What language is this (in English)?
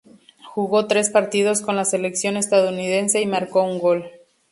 Spanish